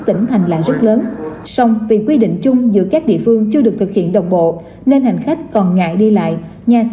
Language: Vietnamese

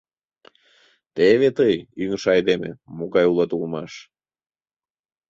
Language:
Mari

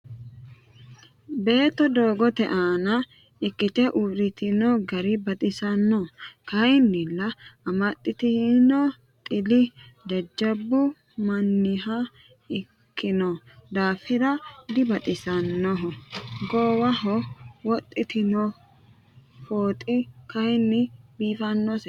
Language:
Sidamo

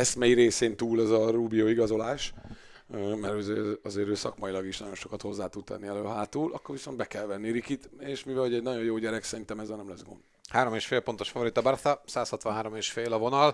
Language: Hungarian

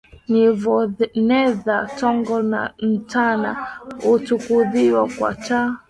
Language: Swahili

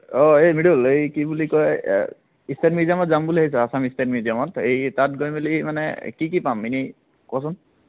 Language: Assamese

